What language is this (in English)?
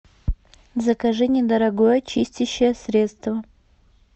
Russian